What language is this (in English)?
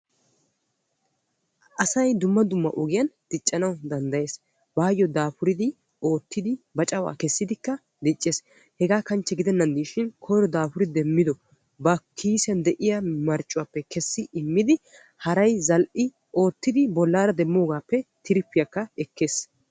Wolaytta